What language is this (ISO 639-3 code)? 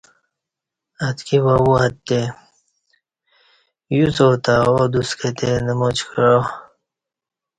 bsh